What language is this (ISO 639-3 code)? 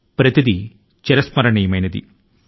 tel